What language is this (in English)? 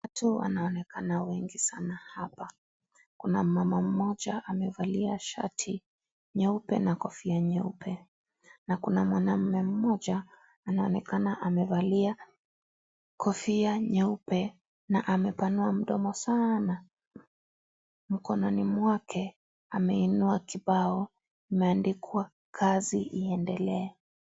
Swahili